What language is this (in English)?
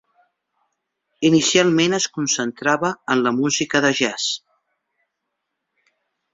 Catalan